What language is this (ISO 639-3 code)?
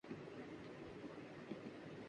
urd